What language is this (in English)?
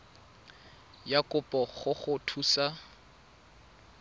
Tswana